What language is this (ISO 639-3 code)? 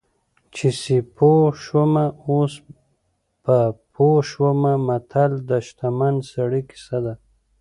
pus